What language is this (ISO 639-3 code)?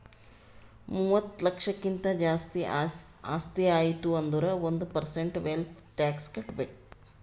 kan